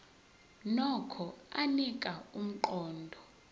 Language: Zulu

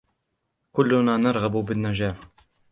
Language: Arabic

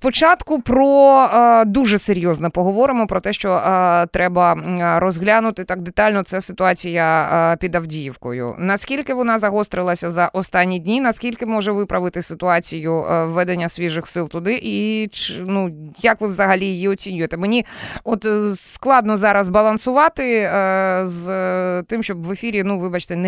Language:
Ukrainian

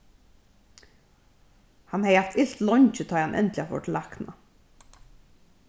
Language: Faroese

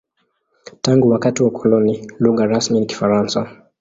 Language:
Swahili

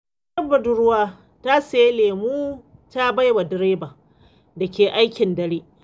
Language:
Hausa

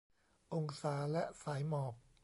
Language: Thai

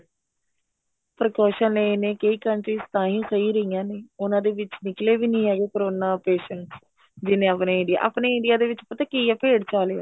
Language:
Punjabi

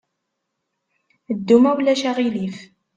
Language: Kabyle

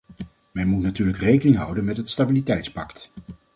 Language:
Dutch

